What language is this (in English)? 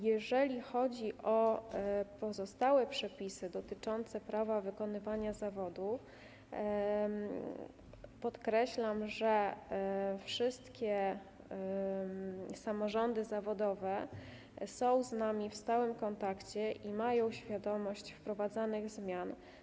Polish